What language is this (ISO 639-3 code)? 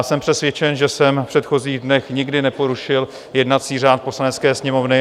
ces